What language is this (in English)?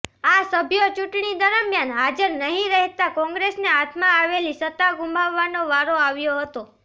Gujarati